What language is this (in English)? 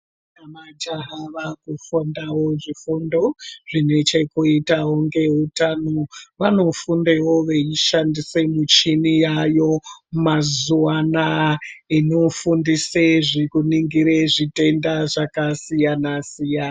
Ndau